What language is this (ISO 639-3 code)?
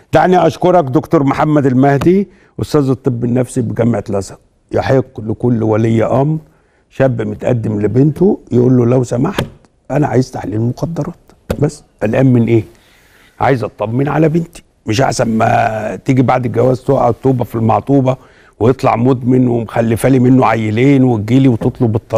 ara